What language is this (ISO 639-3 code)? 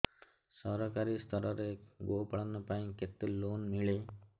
ori